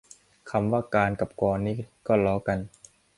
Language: Thai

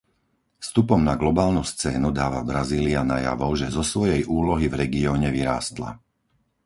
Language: Slovak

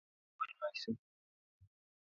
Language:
Kalenjin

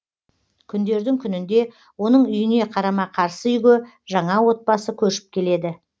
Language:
Kazakh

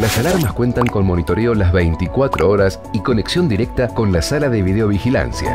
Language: Spanish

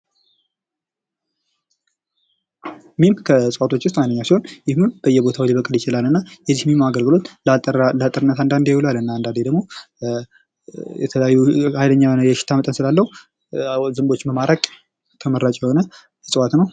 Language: Amharic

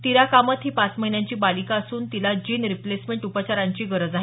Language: Marathi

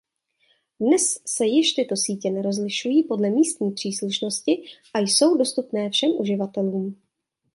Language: Czech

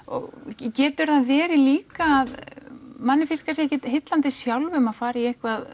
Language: Icelandic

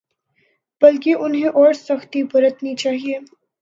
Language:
Urdu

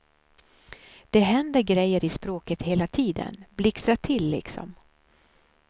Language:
Swedish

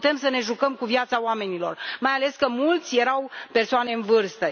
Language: Romanian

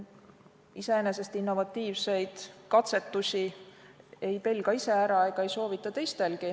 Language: Estonian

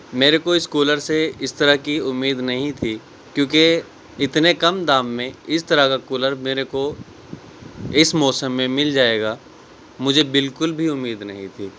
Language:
Urdu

